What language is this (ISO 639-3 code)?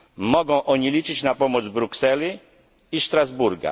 pol